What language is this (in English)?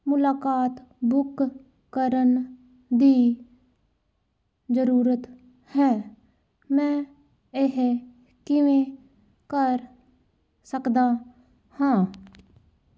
Punjabi